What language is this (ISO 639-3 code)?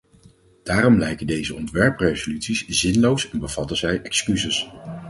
nld